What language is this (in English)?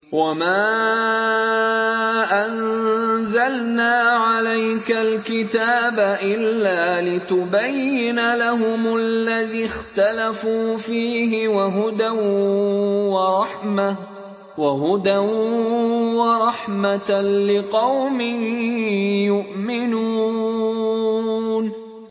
Arabic